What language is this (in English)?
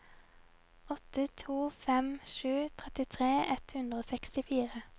Norwegian